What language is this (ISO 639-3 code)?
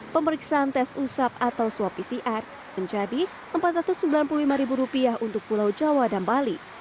ind